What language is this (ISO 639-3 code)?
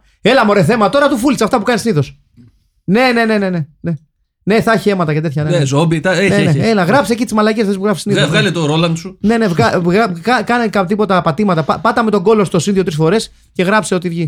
ell